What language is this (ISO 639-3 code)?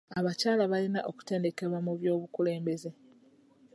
lug